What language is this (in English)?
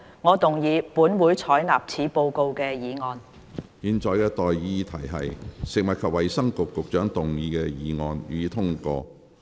Cantonese